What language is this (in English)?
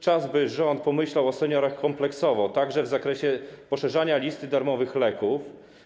Polish